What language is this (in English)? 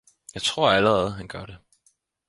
Danish